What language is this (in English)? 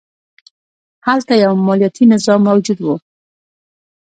Pashto